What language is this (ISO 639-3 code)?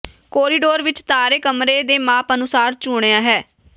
pan